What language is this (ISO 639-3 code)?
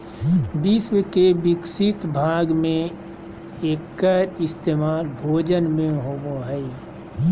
mag